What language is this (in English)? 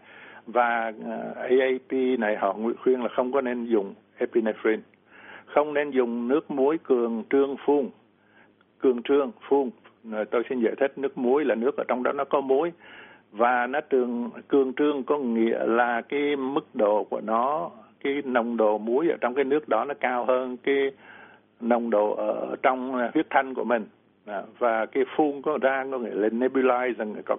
Vietnamese